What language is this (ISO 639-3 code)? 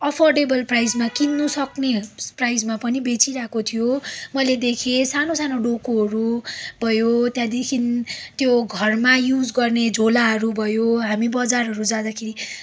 nep